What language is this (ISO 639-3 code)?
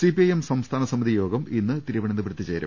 mal